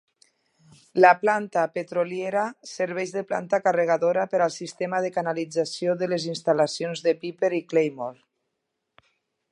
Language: Catalan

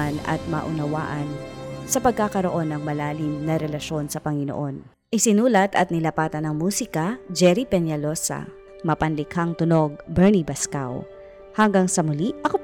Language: Filipino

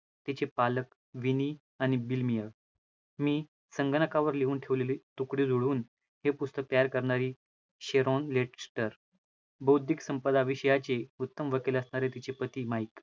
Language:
Marathi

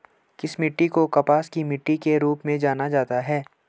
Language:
Hindi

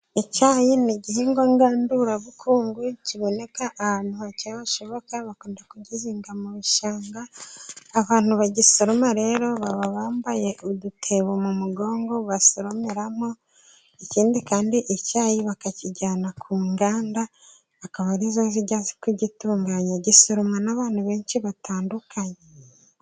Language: Kinyarwanda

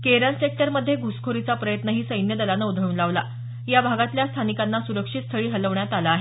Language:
Marathi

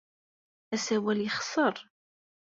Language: Kabyle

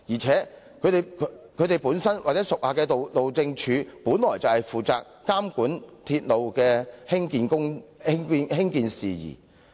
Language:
Cantonese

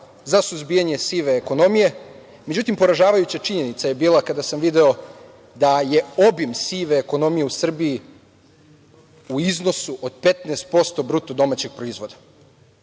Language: Serbian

